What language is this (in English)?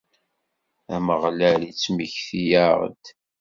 Kabyle